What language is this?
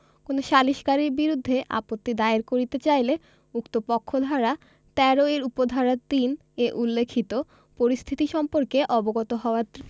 Bangla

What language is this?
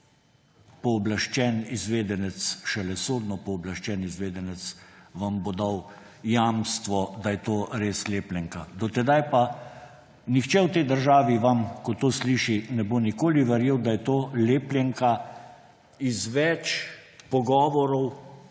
Slovenian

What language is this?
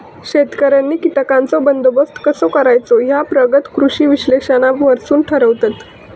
Marathi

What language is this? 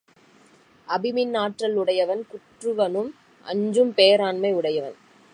Tamil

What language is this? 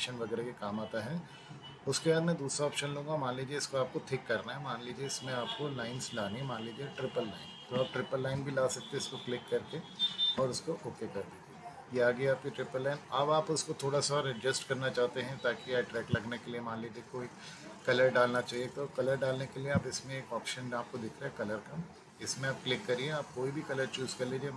Hindi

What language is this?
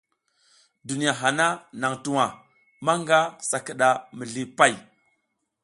South Giziga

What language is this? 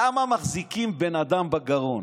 Hebrew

